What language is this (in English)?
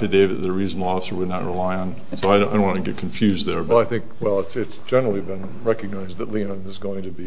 English